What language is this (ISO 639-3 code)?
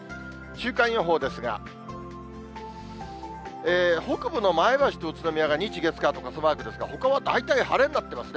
jpn